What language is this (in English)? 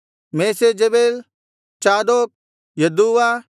Kannada